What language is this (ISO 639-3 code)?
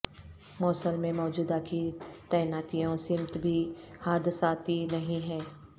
urd